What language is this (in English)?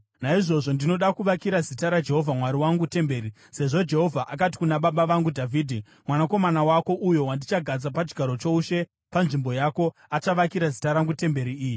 Shona